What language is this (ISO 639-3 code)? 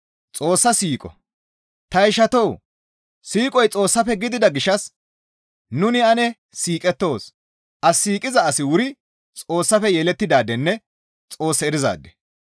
gmv